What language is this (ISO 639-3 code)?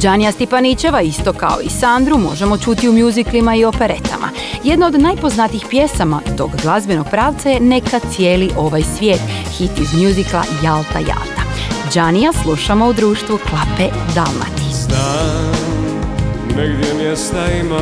hrv